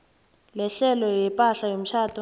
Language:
South Ndebele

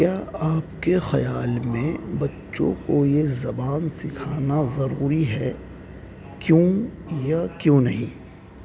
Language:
Urdu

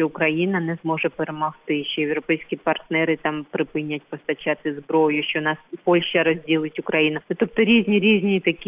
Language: Ukrainian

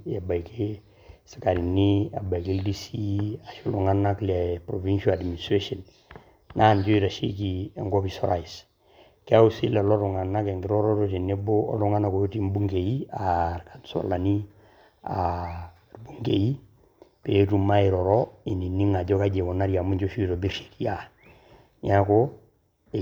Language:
Masai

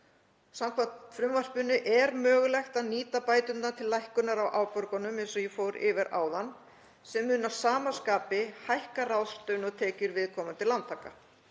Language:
Icelandic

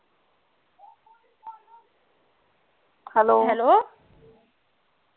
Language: Punjabi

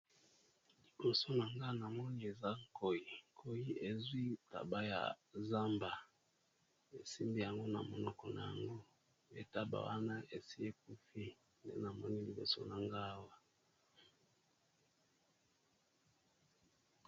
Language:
Lingala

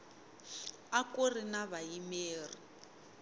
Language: Tsonga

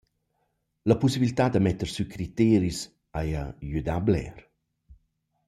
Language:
Romansh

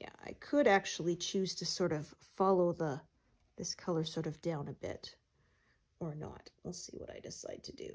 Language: English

